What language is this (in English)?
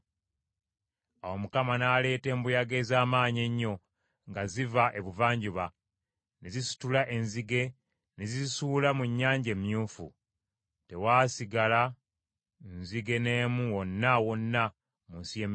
Ganda